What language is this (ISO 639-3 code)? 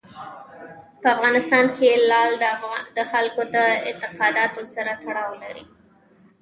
pus